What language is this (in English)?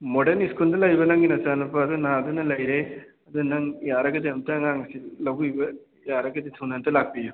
Manipuri